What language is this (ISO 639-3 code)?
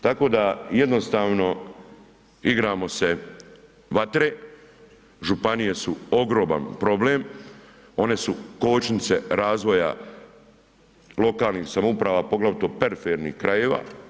hrv